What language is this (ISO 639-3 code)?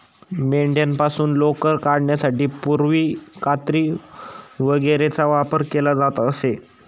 mar